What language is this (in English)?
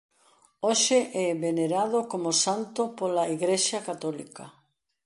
Galician